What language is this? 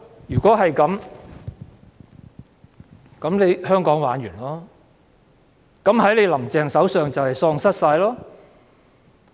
Cantonese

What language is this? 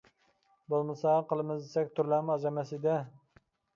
Uyghur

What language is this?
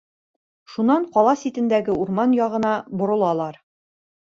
Bashkir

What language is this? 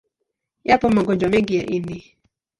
Swahili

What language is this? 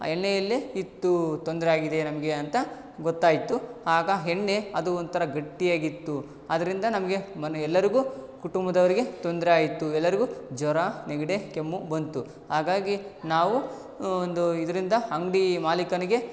Kannada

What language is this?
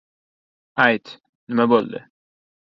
Uzbek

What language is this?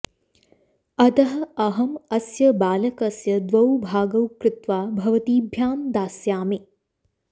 Sanskrit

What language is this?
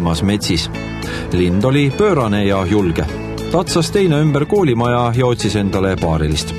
Dutch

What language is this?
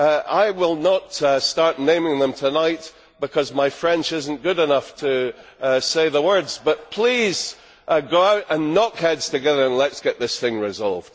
English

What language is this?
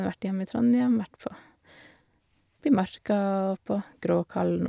Norwegian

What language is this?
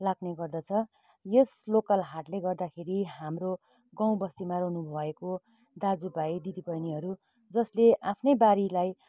Nepali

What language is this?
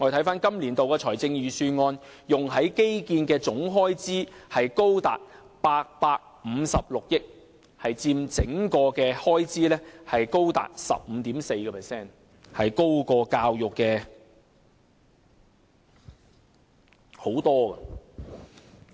Cantonese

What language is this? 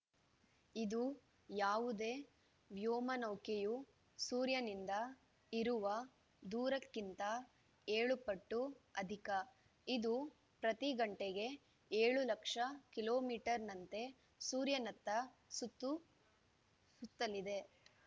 Kannada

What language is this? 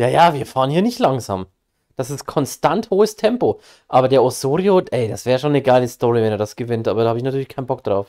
German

